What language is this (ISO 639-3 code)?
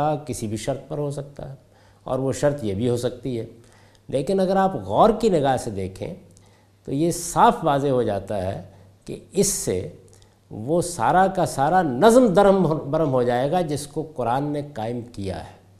urd